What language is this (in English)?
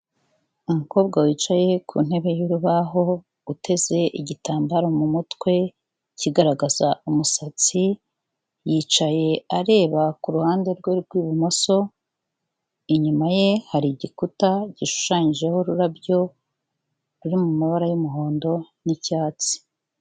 Kinyarwanda